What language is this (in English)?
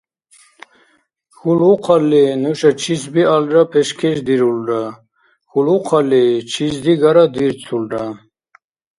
Dargwa